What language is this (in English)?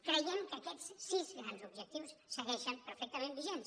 Catalan